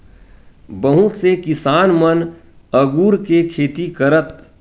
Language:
Chhattisgarhi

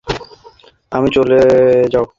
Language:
Bangla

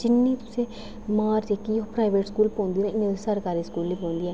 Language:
Dogri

